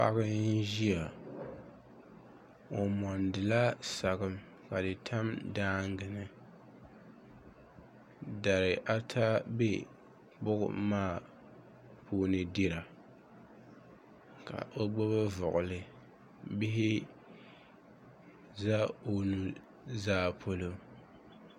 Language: Dagbani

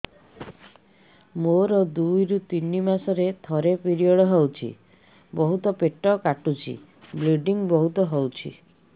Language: Odia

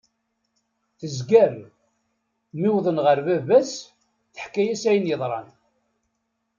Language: Kabyle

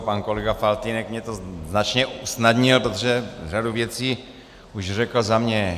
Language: Czech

